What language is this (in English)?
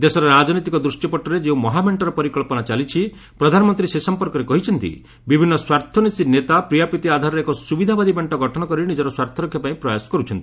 Odia